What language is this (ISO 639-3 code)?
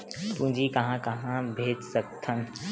hne